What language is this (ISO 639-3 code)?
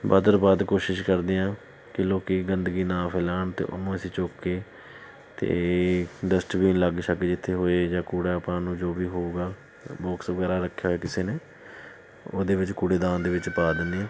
pan